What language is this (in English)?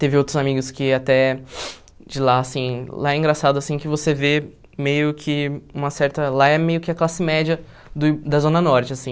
Portuguese